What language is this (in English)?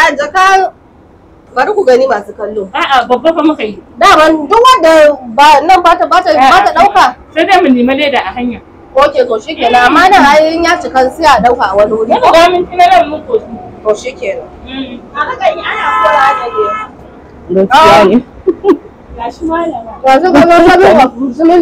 Arabic